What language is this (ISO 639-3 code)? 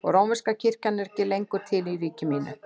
isl